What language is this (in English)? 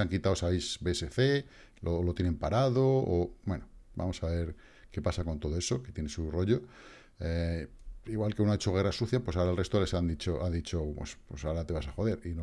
Spanish